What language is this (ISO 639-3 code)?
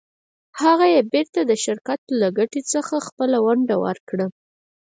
pus